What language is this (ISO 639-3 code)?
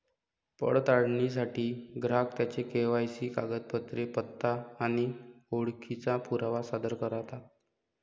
mar